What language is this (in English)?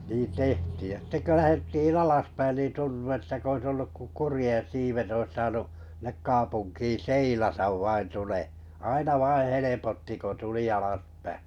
Finnish